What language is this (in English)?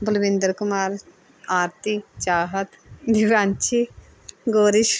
Punjabi